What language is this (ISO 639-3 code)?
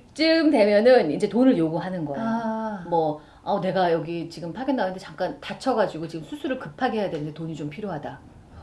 kor